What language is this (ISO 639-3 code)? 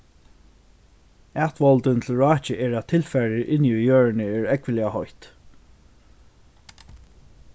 fao